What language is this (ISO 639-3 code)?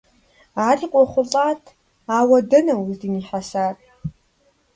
kbd